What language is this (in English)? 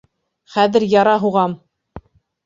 Bashkir